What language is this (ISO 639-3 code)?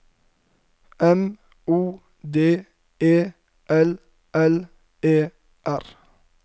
nor